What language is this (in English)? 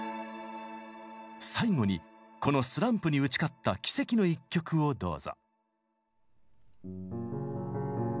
Japanese